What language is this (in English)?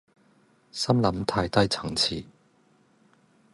Cantonese